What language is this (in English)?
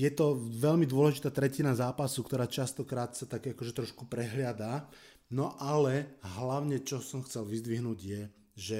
Slovak